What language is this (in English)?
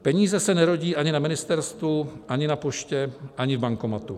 Czech